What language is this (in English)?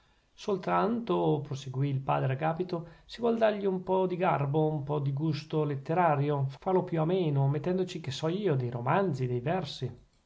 Italian